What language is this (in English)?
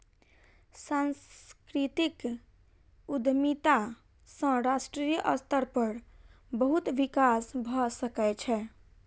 Maithili